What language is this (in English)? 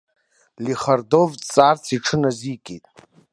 Abkhazian